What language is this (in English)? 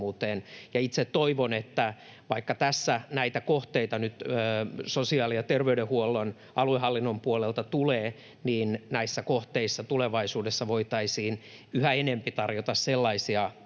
Finnish